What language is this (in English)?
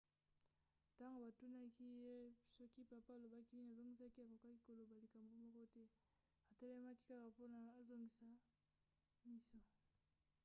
Lingala